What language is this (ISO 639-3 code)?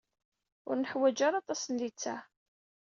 kab